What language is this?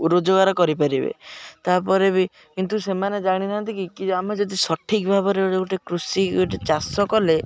Odia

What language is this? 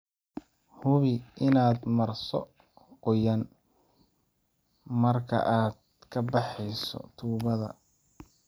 Somali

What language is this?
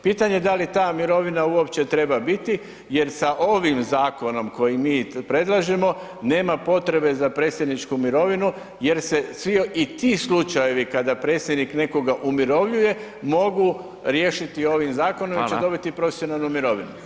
Croatian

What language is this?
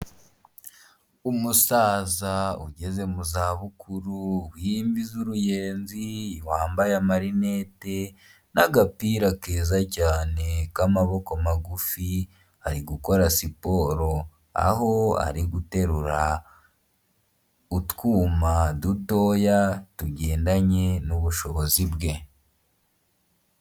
Kinyarwanda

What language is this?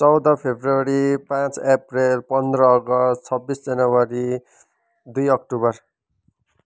Nepali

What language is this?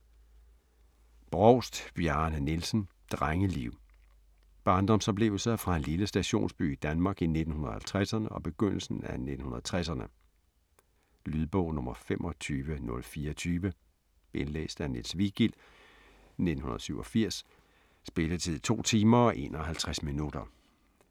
Danish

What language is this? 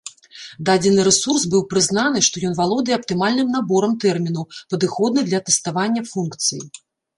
Belarusian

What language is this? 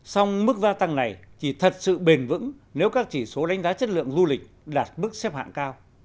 Vietnamese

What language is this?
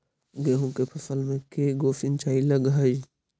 Magahi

